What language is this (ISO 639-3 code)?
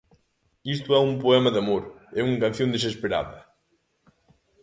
glg